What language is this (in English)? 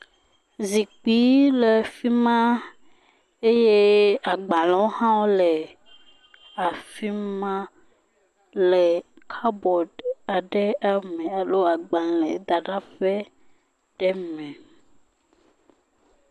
Ewe